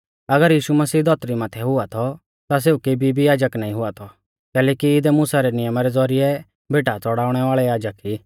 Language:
Mahasu Pahari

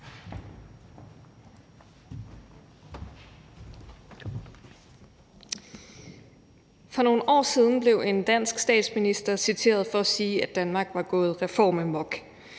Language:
Danish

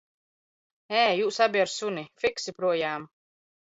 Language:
Latvian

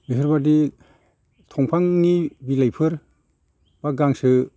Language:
Bodo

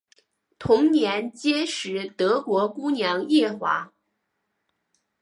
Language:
Chinese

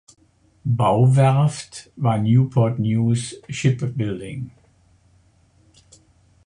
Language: German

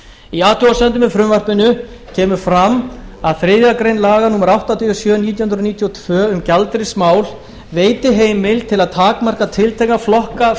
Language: Icelandic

